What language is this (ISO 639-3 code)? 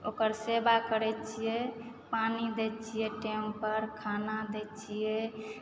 mai